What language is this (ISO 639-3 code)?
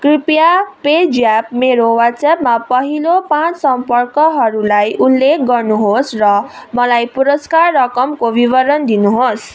nep